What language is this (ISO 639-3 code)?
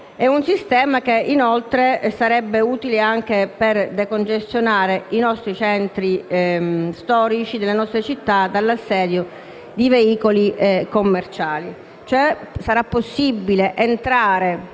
ita